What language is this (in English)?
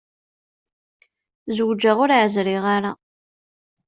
Kabyle